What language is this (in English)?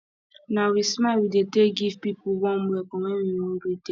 Nigerian Pidgin